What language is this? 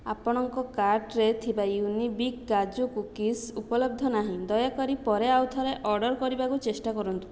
Odia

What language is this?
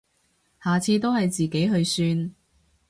Cantonese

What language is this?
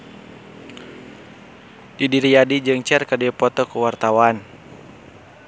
Sundanese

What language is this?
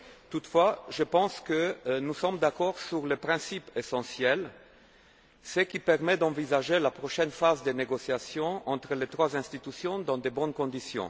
French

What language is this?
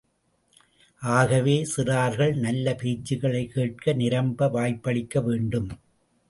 Tamil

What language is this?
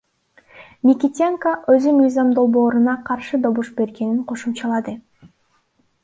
Kyrgyz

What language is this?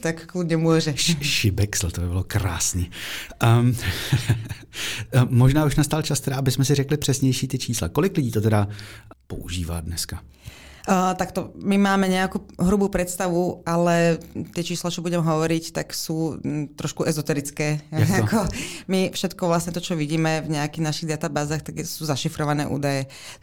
Czech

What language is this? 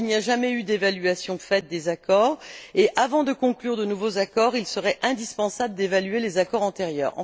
French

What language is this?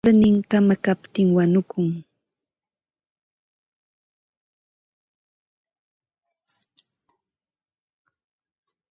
Ambo-Pasco Quechua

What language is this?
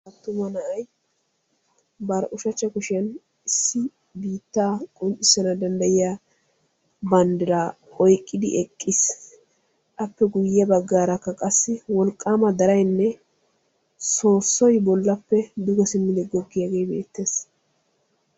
Wolaytta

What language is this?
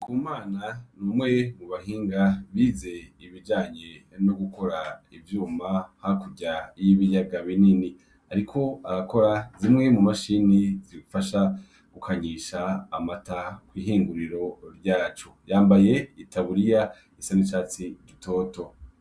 Rundi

